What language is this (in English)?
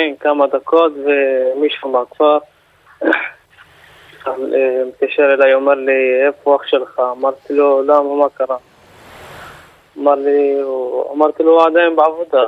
Hebrew